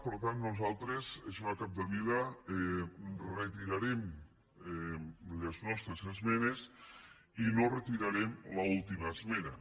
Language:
Catalan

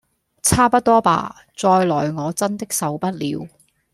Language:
Cantonese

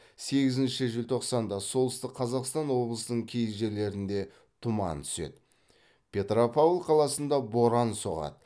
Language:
Kazakh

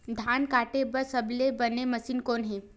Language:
Chhattisgarhi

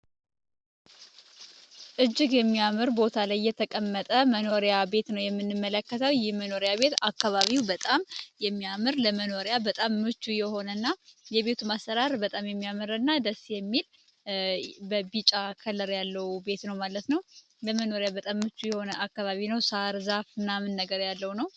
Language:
Amharic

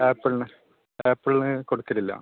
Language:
Malayalam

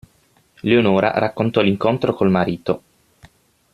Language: Italian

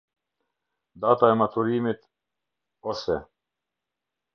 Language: Albanian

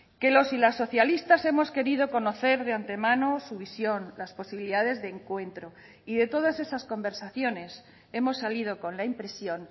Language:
Spanish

